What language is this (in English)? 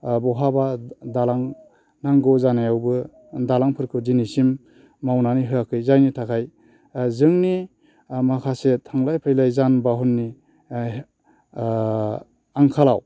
Bodo